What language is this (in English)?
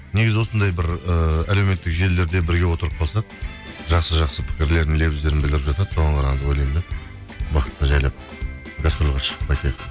Kazakh